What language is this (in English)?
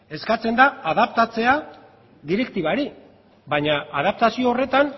Basque